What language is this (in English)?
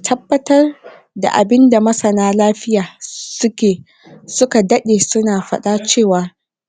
Hausa